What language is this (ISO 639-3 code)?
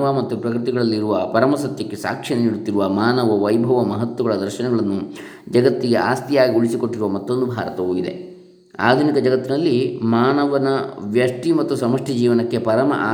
kan